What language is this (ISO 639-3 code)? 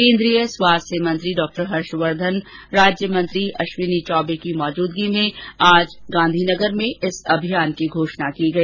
hin